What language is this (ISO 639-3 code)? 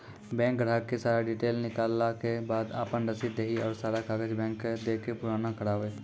mai